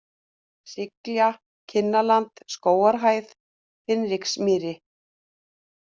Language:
Icelandic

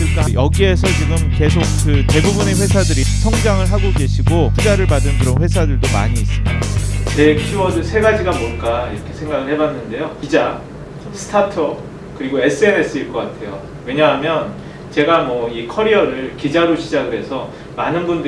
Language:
Korean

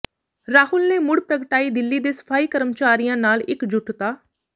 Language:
Punjabi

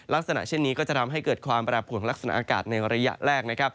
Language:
Thai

